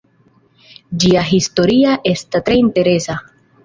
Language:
Esperanto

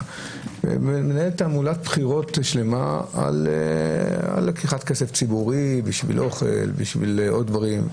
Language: Hebrew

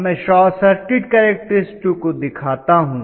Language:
Hindi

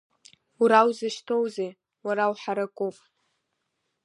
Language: Abkhazian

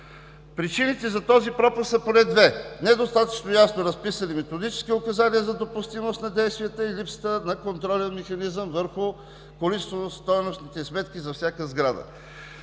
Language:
Bulgarian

